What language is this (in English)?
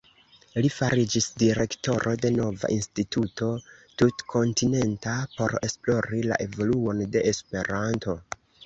Esperanto